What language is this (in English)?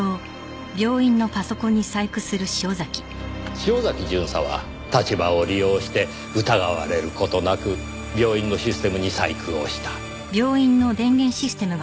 Japanese